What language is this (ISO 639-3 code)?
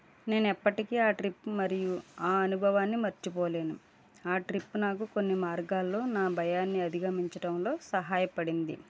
tel